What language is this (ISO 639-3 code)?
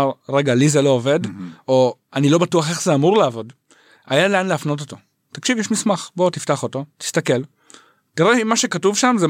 heb